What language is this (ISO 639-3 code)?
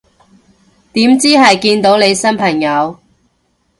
yue